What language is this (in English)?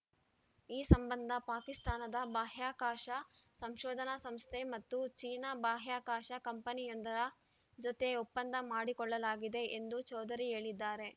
Kannada